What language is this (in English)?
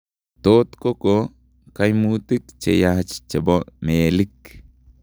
Kalenjin